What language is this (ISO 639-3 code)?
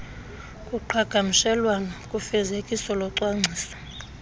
xho